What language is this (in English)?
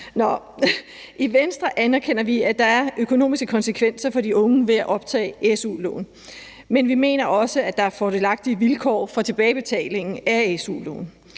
Danish